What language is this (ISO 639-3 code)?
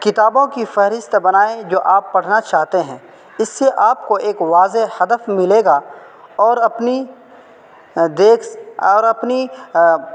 urd